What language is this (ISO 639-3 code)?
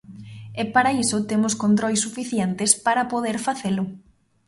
glg